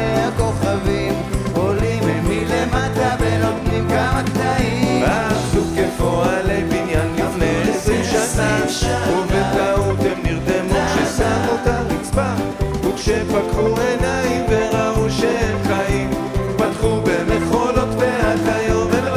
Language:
Hebrew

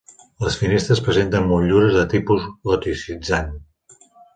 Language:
Catalan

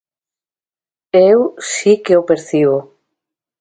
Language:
Galician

